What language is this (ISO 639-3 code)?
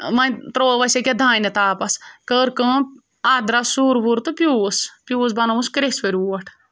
kas